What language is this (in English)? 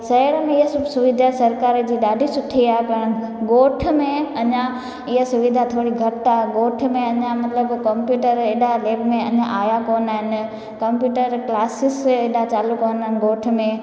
Sindhi